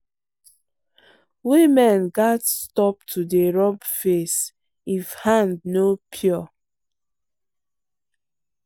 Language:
Nigerian Pidgin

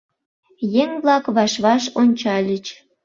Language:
Mari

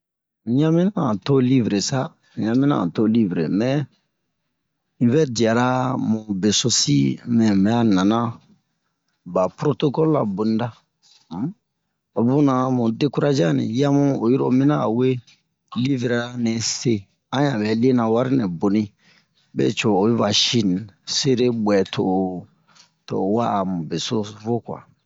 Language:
Bomu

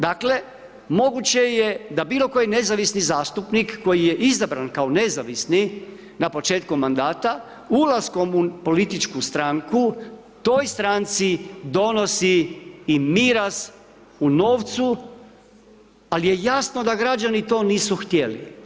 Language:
Croatian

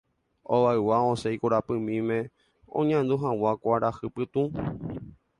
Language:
Guarani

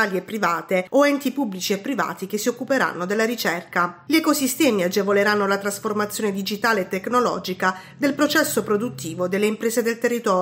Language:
Italian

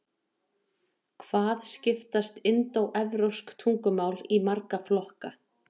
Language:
Icelandic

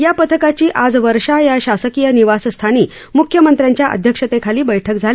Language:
Marathi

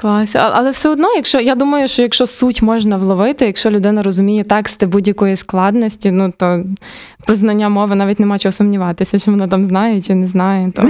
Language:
Ukrainian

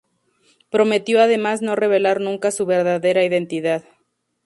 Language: Spanish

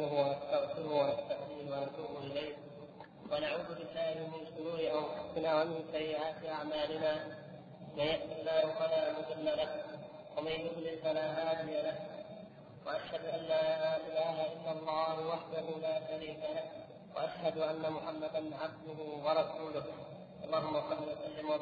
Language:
Arabic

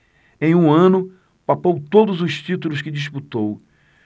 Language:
Portuguese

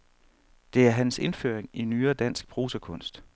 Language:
Danish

